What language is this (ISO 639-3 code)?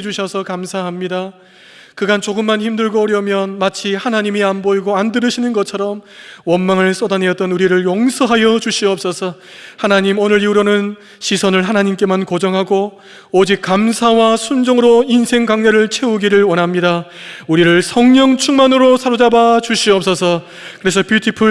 kor